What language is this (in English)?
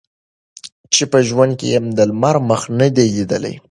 Pashto